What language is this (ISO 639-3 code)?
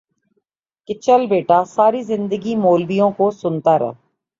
urd